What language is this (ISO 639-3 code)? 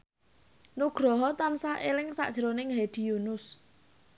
jav